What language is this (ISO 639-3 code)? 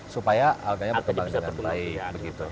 ind